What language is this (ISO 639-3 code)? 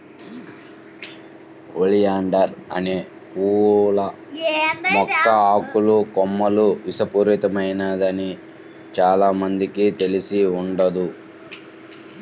tel